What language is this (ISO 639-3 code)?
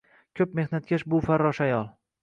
uzb